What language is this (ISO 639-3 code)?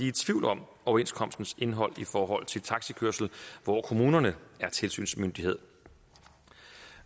dan